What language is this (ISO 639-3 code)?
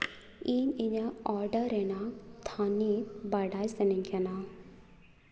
sat